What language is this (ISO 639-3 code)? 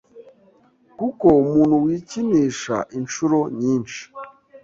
kin